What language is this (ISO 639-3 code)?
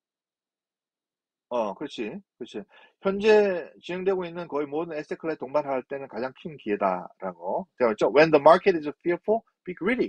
kor